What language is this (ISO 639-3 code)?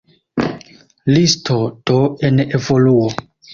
epo